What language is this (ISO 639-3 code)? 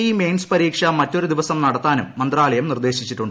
mal